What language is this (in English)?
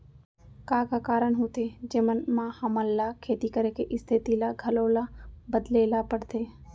Chhattisgarhi